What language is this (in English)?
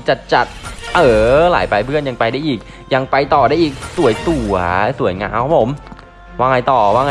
Thai